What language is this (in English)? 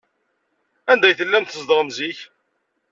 Kabyle